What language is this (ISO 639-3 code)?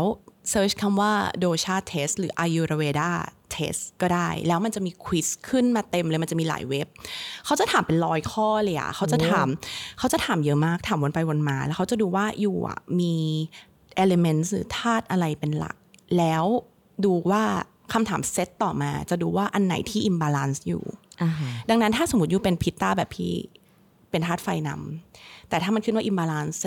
tha